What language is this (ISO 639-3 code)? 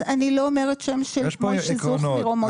heb